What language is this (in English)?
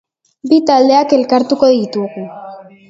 Basque